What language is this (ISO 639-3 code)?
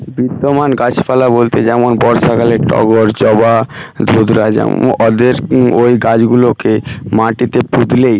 ben